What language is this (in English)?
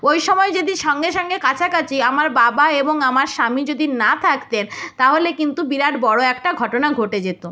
Bangla